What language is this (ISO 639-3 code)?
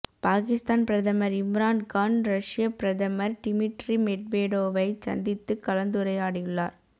tam